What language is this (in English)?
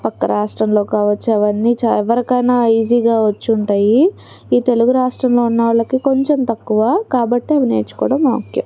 Telugu